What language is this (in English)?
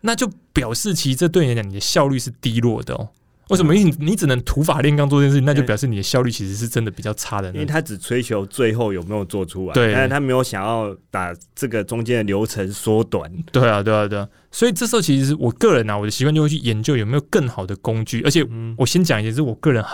Chinese